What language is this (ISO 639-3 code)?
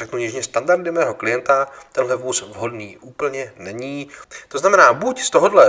ces